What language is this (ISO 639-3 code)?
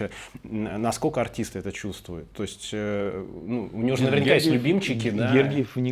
rus